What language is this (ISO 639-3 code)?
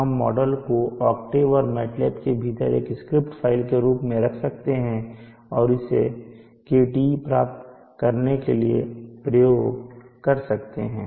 hin